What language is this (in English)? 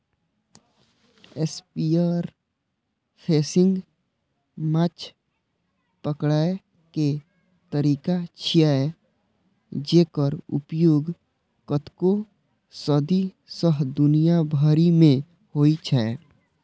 Maithili